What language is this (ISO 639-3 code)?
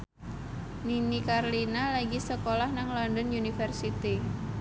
jav